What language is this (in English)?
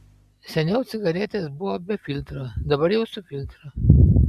Lithuanian